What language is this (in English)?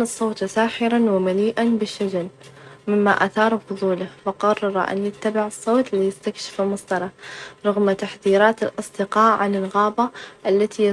Najdi Arabic